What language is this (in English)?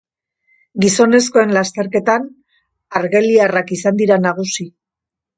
Basque